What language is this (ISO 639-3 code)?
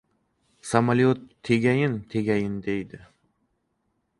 uzb